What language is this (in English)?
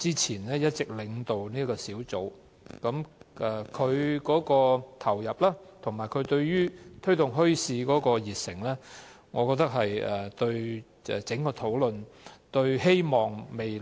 Cantonese